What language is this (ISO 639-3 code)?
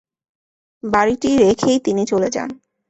ben